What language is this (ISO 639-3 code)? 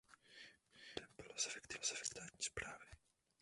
ces